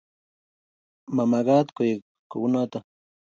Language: Kalenjin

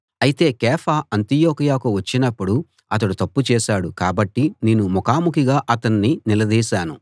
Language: Telugu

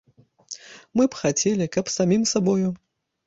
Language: Belarusian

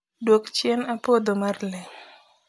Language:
Luo (Kenya and Tanzania)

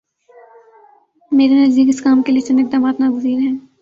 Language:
Urdu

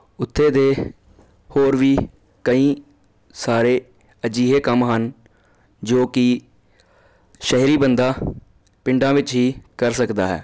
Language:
Punjabi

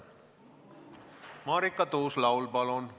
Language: Estonian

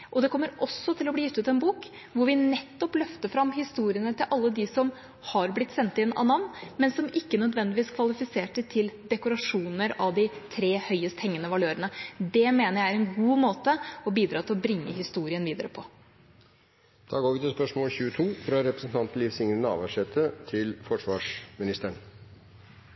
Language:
Norwegian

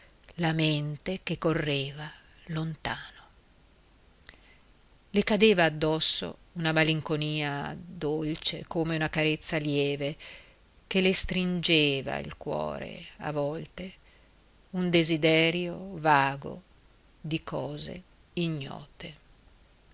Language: Italian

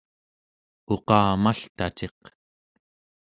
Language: Central Yupik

